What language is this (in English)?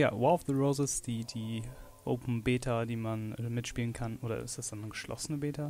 German